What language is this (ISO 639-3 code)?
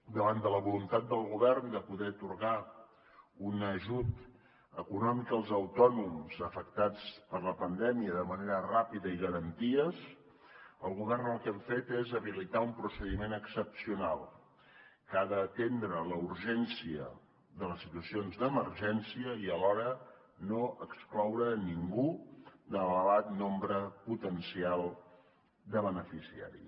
cat